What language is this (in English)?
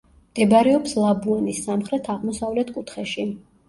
Georgian